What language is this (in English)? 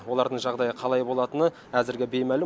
Kazakh